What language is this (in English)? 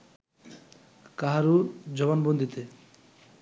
Bangla